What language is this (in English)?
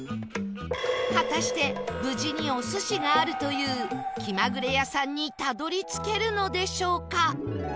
Japanese